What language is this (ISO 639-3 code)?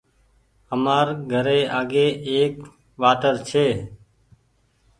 gig